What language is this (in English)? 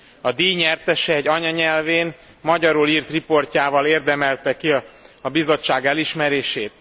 Hungarian